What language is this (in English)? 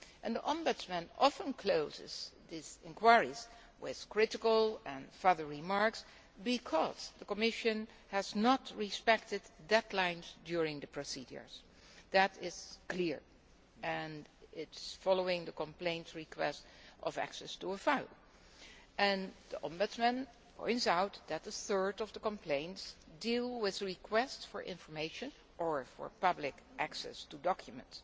English